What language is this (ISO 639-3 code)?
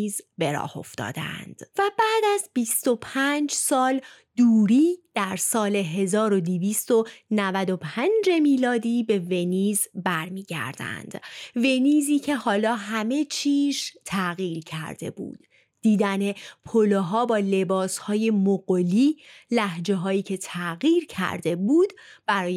fas